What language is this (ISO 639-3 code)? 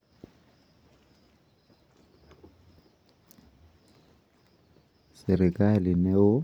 kln